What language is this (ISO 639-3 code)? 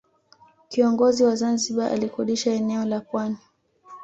swa